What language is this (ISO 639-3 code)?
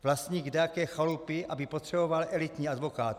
ces